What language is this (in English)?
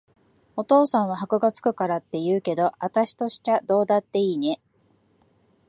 Japanese